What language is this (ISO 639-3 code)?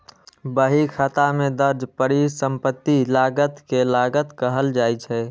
mai